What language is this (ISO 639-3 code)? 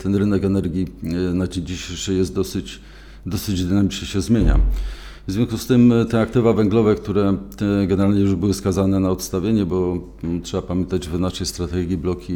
pol